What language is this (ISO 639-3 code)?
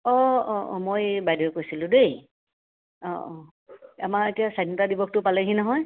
asm